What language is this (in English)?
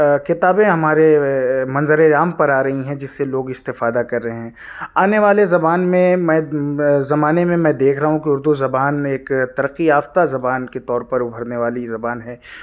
Urdu